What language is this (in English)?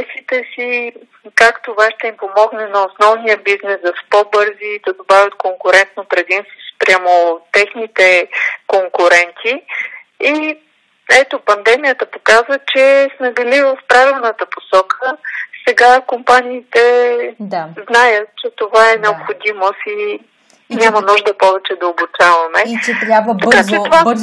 Bulgarian